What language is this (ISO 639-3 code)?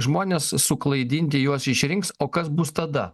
lit